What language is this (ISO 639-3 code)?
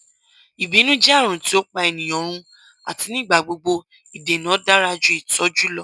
yor